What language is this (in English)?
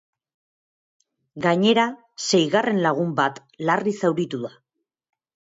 Basque